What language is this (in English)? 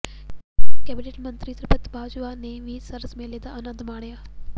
Punjabi